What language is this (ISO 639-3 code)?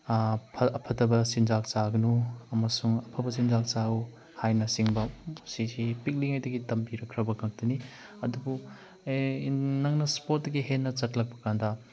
mni